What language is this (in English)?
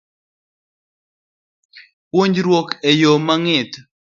Luo (Kenya and Tanzania)